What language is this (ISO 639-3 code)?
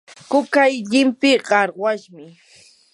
qur